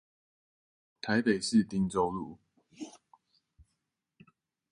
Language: Chinese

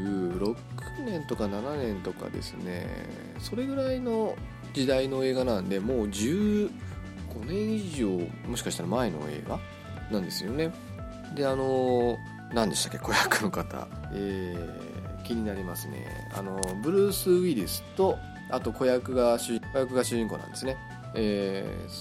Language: Japanese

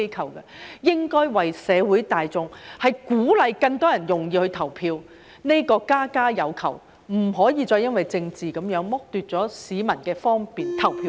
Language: Cantonese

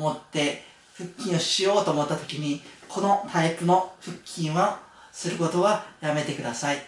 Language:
Japanese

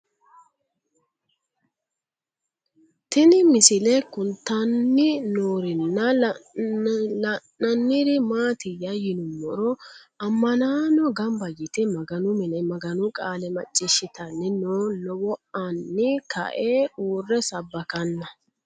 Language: Sidamo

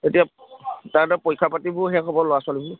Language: Assamese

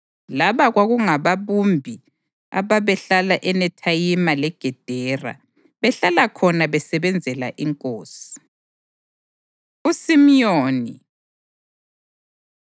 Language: North Ndebele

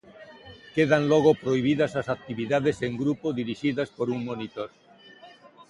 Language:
Galician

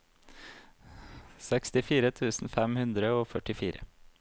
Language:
Norwegian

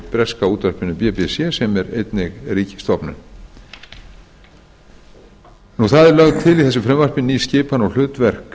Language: Icelandic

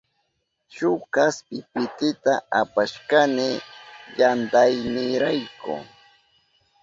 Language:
Southern Pastaza Quechua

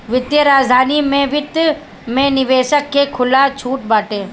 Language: Bhojpuri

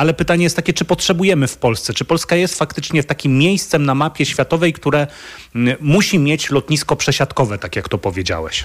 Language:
Polish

